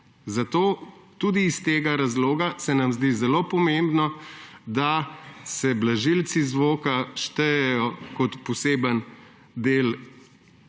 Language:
Slovenian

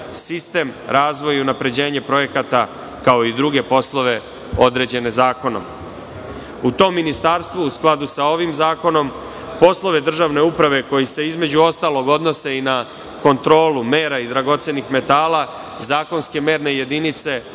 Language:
Serbian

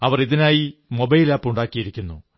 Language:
Malayalam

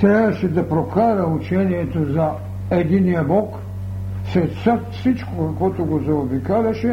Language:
Bulgarian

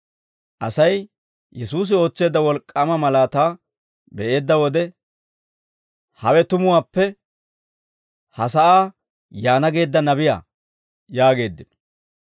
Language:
Dawro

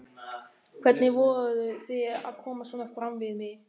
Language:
Icelandic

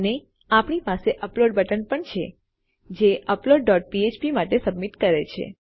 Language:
Gujarati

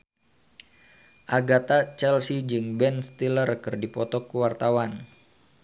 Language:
Sundanese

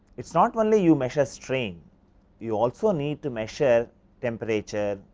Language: English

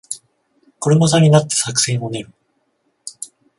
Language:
Japanese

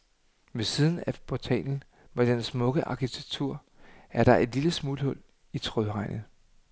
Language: Danish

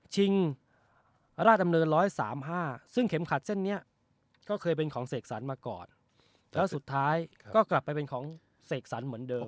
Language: Thai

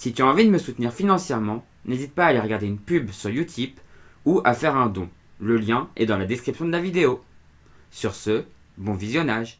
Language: French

